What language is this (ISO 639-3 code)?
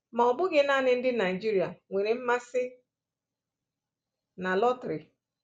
ibo